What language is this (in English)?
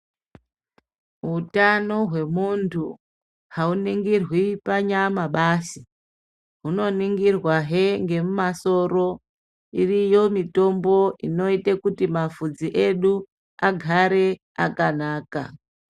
Ndau